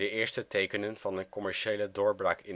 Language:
Dutch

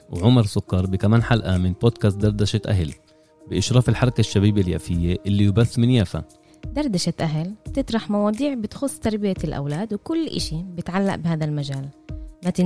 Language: Arabic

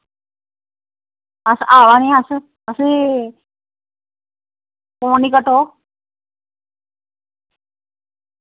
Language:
Dogri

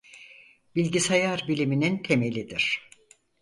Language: Turkish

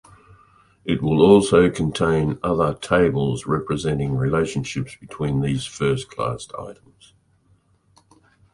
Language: English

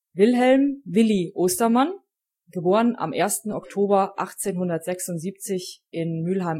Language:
German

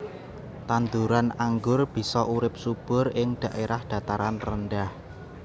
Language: Javanese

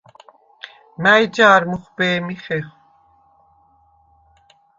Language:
Svan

